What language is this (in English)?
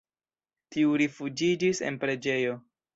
Esperanto